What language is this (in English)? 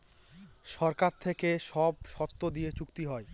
Bangla